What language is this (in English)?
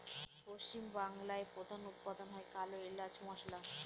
Bangla